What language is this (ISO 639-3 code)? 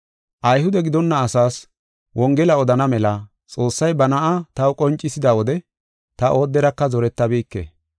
gof